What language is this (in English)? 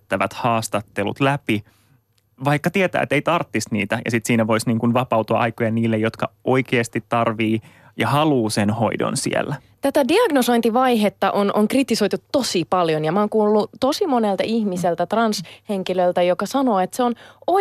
Finnish